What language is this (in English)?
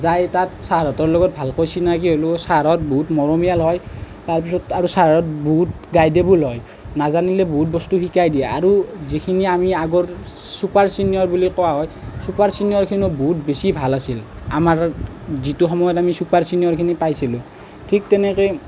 Assamese